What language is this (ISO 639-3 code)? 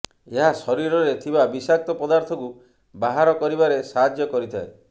ori